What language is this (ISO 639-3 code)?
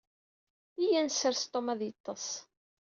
kab